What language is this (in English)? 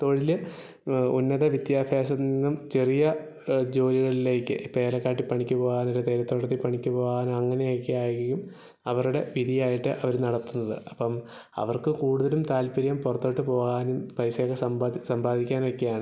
Malayalam